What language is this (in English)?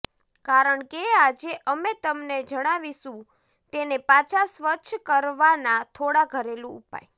Gujarati